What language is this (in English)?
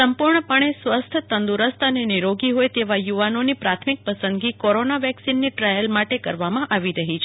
Gujarati